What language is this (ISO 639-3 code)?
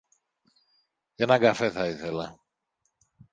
ell